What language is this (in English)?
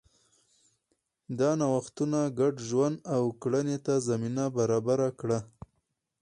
Pashto